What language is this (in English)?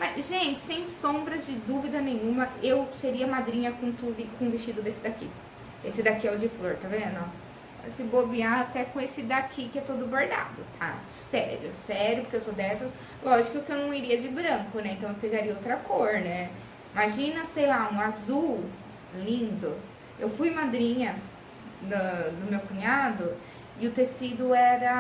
Portuguese